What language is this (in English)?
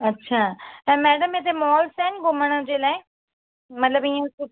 Sindhi